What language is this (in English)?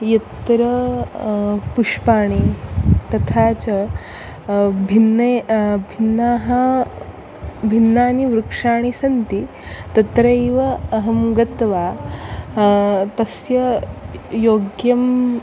Sanskrit